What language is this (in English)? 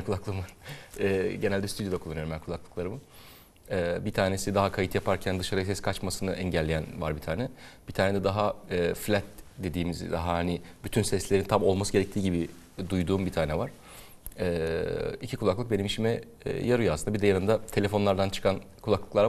Turkish